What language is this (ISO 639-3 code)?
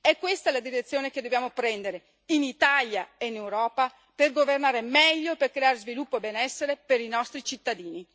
ita